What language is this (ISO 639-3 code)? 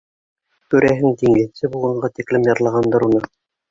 bak